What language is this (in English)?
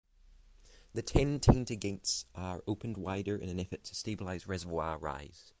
English